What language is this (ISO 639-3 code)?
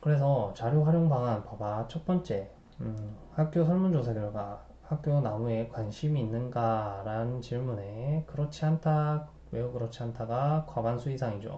kor